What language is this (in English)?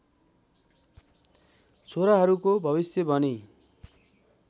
Nepali